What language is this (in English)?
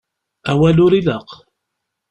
Kabyle